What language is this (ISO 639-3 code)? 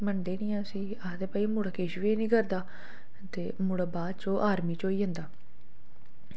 doi